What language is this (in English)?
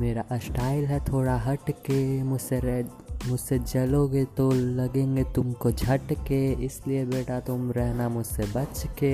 Hindi